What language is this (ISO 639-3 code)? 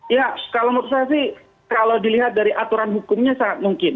ind